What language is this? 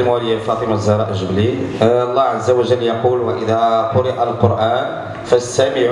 Arabic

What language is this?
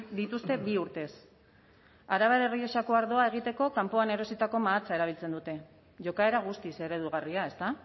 Basque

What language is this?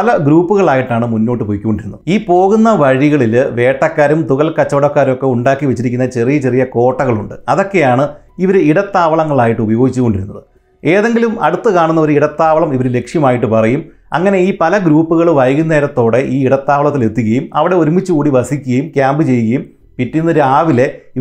Malayalam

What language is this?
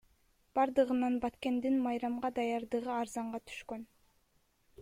Kyrgyz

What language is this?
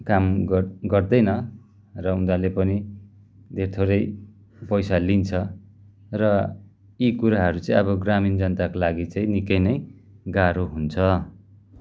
Nepali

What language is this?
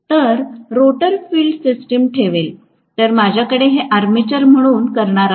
Marathi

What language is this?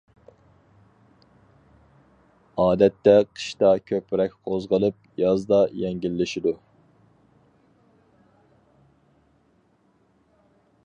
Uyghur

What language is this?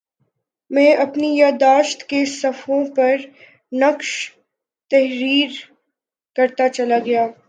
Urdu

